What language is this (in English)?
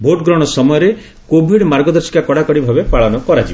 Odia